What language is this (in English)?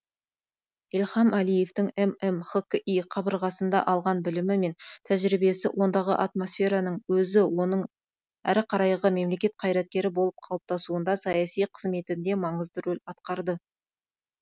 Kazakh